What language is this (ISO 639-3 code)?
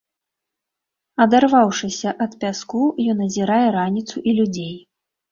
bel